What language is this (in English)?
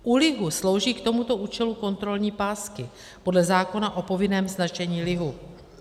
Czech